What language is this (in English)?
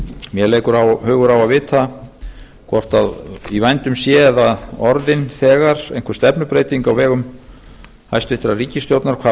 Icelandic